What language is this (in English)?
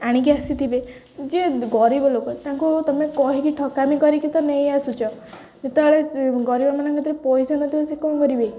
Odia